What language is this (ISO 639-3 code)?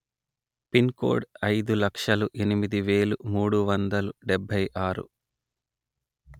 tel